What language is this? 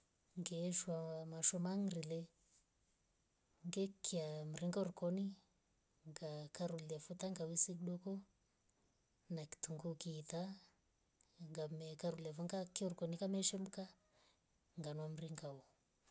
Rombo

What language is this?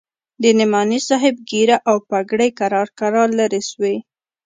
Pashto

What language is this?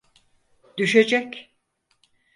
Turkish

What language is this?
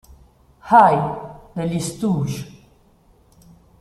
Italian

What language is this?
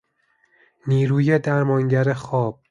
Persian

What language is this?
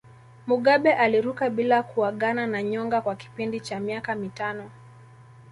Swahili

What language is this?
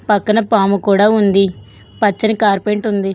Telugu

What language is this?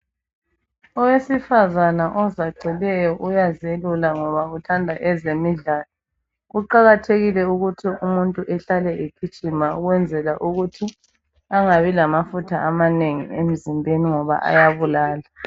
North Ndebele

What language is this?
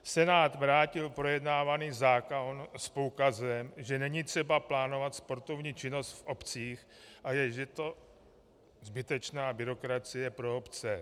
Czech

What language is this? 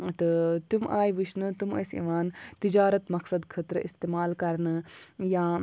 Kashmiri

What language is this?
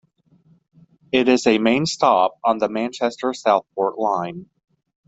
English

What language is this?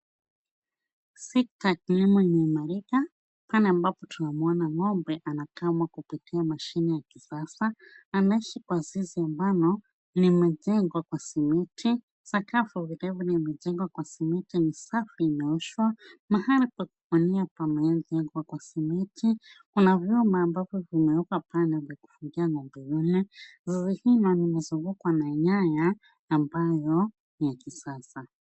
Swahili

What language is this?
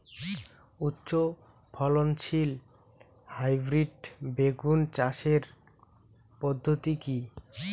Bangla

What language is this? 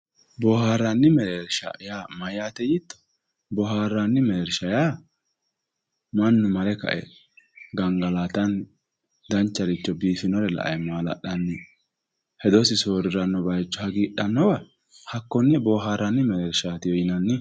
Sidamo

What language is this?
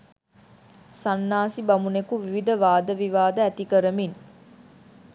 Sinhala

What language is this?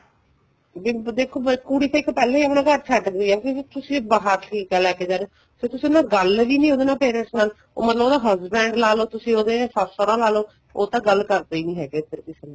Punjabi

